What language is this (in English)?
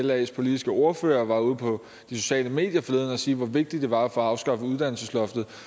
Danish